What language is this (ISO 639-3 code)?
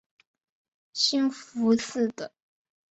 zho